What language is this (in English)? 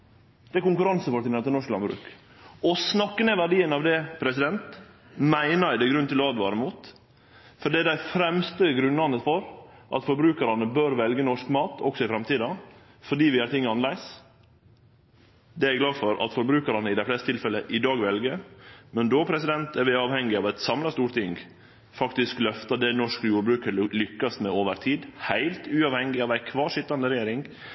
Norwegian Nynorsk